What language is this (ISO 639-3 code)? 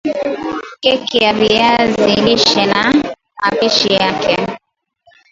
swa